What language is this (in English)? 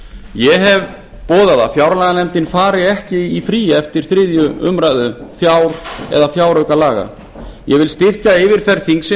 Icelandic